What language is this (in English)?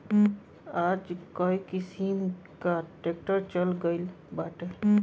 Bhojpuri